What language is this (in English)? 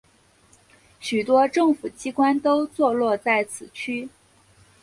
Chinese